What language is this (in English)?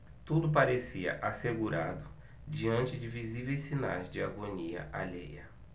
Portuguese